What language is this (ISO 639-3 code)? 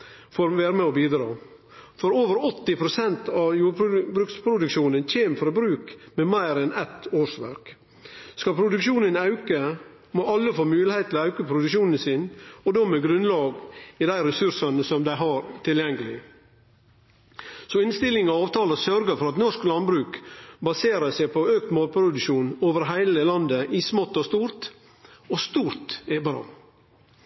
nno